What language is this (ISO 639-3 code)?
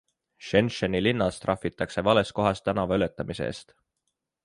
est